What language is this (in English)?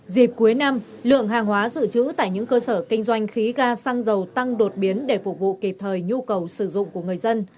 Vietnamese